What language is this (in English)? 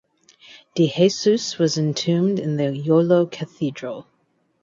English